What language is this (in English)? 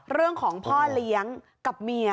Thai